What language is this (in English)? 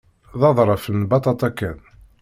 Kabyle